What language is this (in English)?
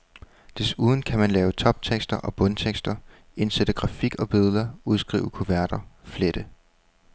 Danish